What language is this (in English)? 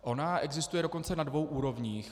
Czech